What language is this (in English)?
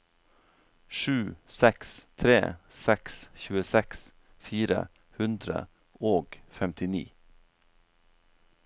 Norwegian